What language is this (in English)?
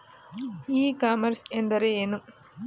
Kannada